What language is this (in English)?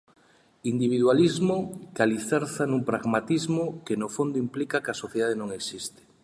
Galician